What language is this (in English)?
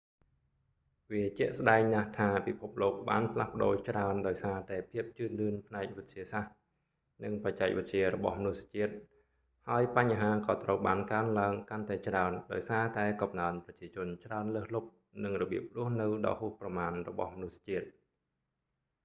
Khmer